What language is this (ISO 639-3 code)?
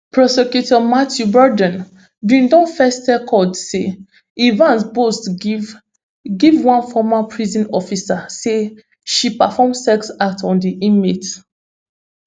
pcm